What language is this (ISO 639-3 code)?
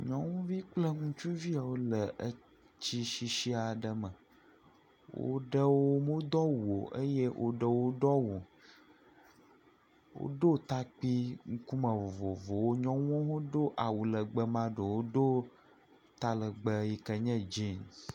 ewe